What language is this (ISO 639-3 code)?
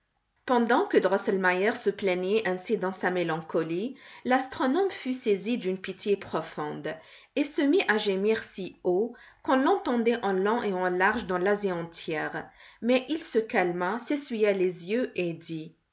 fra